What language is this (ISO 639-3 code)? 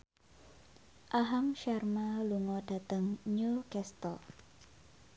jav